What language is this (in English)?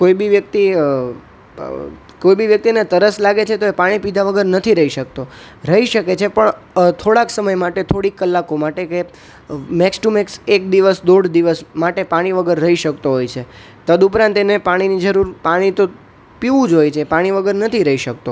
Gujarati